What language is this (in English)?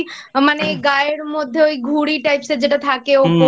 Bangla